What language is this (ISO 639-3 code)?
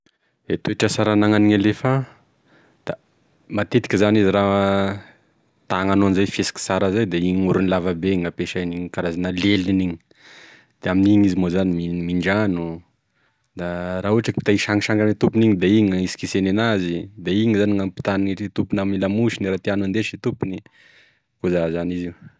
tkg